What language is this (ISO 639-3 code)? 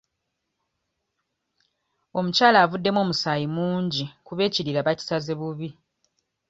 lug